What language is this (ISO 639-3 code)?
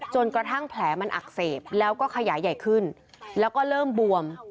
tha